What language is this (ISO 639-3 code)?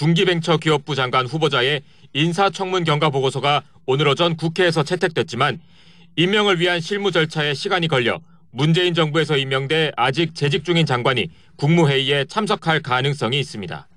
kor